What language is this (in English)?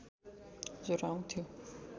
Nepali